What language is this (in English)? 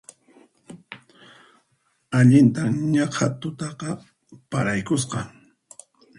Puno Quechua